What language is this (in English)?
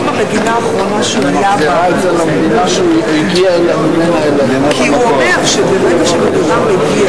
Hebrew